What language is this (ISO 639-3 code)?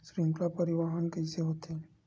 hne